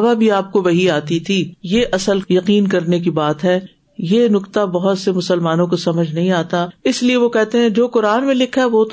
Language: Urdu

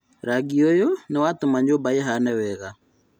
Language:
Kikuyu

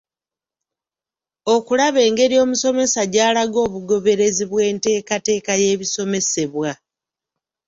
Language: Ganda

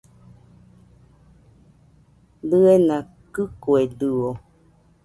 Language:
Nüpode Huitoto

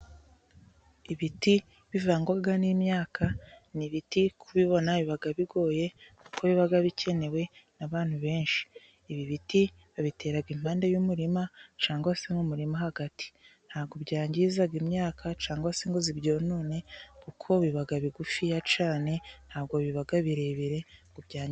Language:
Kinyarwanda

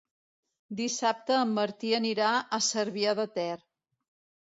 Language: Catalan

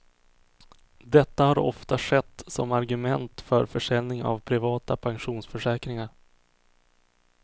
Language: Swedish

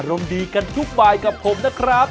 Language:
Thai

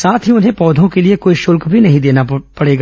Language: Hindi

